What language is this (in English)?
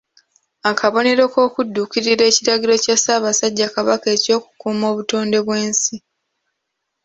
Ganda